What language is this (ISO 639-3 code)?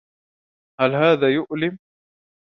ara